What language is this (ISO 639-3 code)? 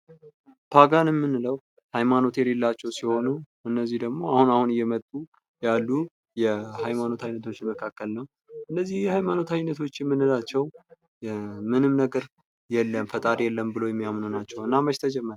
amh